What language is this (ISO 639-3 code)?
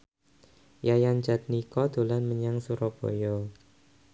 jav